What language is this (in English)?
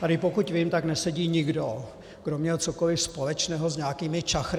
Czech